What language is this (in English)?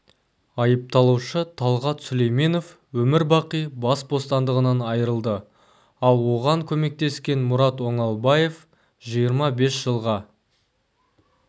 Kazakh